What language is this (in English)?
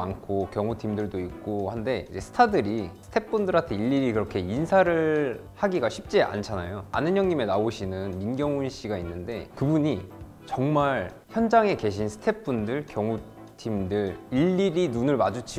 Korean